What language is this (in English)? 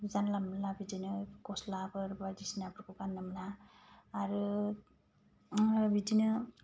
Bodo